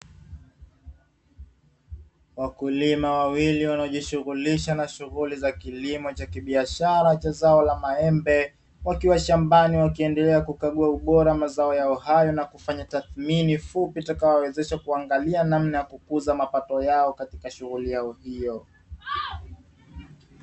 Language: Swahili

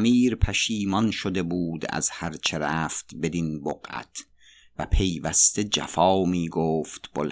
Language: Persian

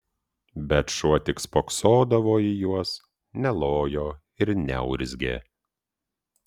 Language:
Lithuanian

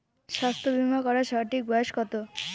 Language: Bangla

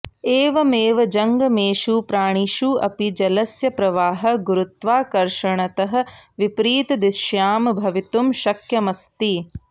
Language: Sanskrit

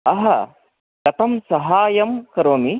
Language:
Sanskrit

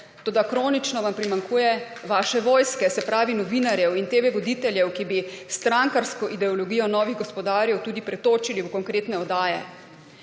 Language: Slovenian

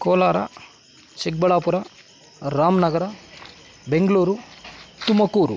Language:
Kannada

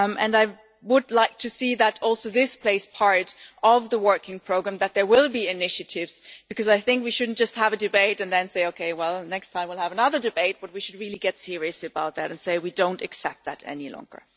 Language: English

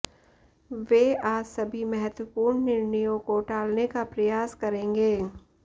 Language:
Hindi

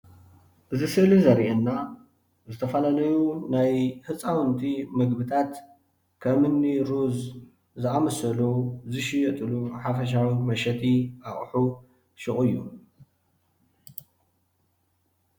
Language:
Tigrinya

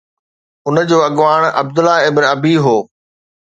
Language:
Sindhi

